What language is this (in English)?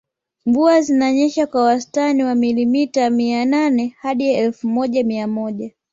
Swahili